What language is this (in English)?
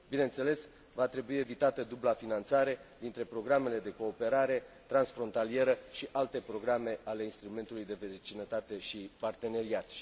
Romanian